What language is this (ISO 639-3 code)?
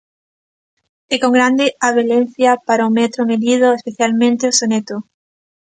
glg